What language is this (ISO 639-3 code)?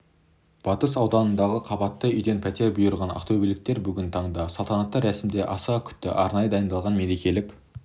kaz